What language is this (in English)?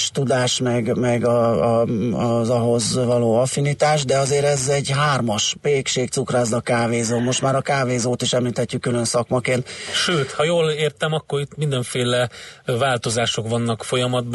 Hungarian